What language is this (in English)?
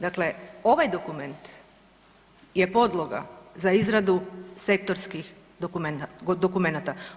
Croatian